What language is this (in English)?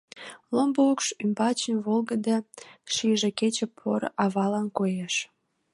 Mari